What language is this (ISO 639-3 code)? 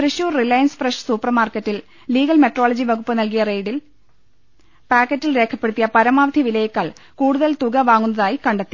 mal